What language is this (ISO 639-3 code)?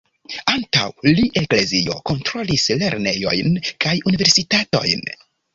epo